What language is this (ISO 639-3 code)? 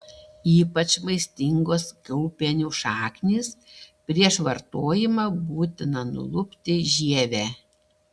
lit